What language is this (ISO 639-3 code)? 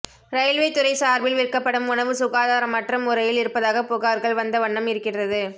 tam